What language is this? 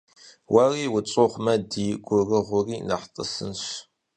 Kabardian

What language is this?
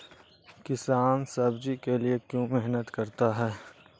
Magahi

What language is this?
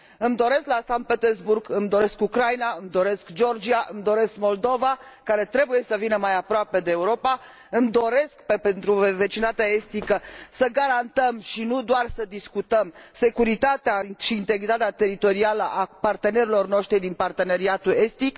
Romanian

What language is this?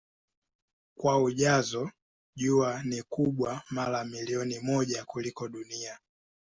Swahili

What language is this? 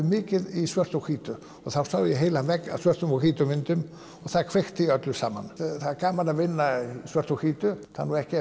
Icelandic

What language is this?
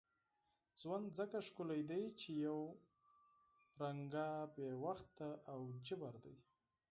Pashto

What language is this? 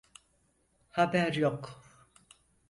Turkish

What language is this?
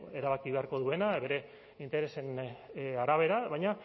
Basque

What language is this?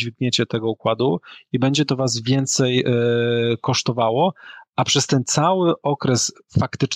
Polish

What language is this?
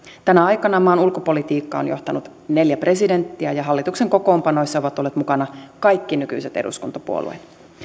Finnish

